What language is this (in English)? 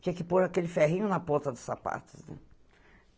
Portuguese